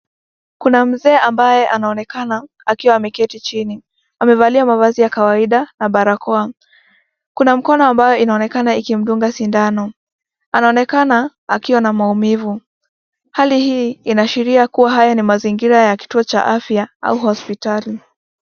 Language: Swahili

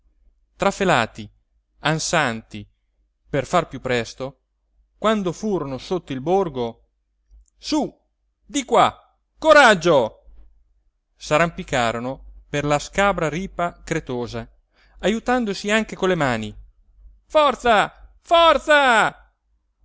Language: Italian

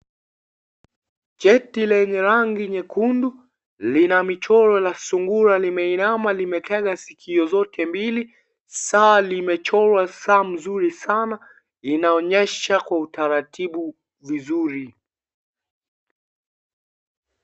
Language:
Swahili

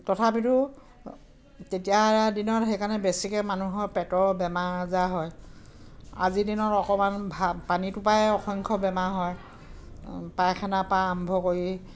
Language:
Assamese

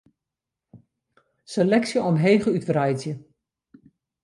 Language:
Western Frisian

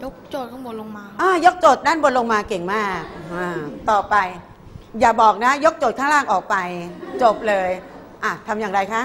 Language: Thai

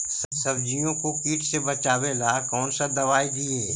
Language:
Magahi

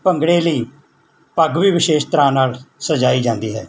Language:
Punjabi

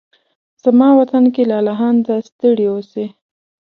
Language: Pashto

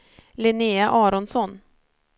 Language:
Swedish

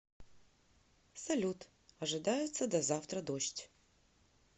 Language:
Russian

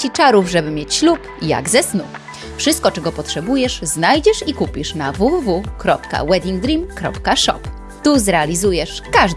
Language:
Polish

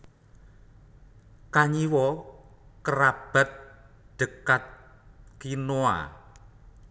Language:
Javanese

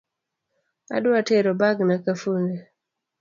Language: Luo (Kenya and Tanzania)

